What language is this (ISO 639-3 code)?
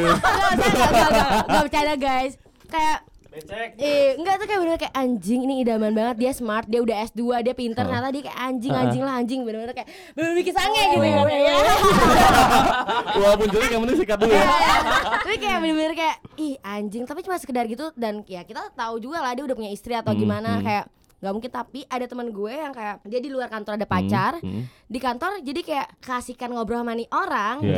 ind